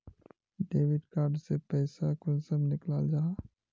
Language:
Magahi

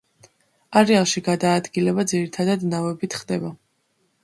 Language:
Georgian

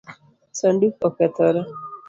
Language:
Luo (Kenya and Tanzania)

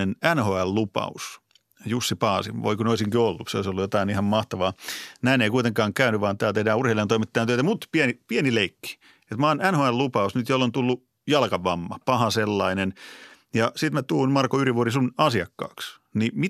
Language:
Finnish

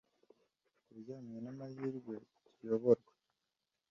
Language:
Kinyarwanda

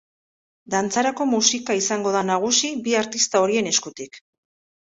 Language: Basque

